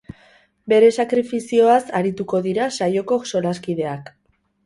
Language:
Basque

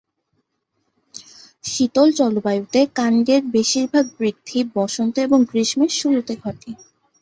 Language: Bangla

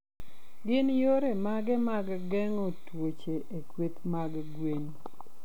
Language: Luo (Kenya and Tanzania)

